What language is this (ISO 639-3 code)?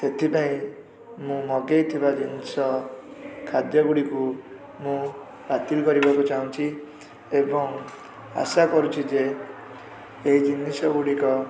ori